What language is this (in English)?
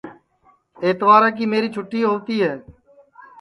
Sansi